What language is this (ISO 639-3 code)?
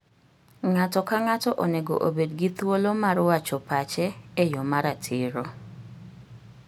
luo